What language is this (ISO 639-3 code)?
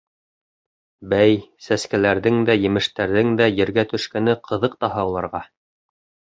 bak